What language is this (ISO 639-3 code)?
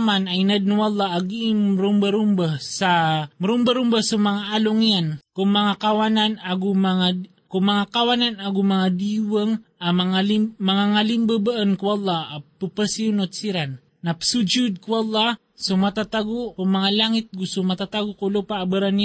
fil